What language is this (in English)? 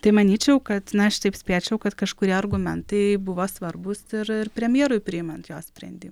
Lithuanian